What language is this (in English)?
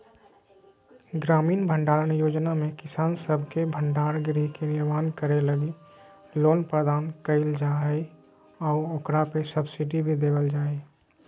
Magahi